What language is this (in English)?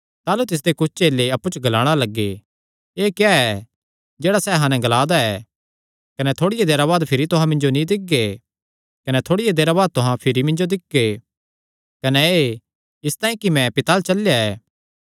Kangri